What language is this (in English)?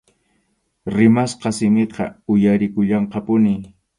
Arequipa-La Unión Quechua